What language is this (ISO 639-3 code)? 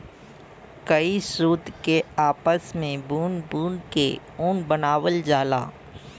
bho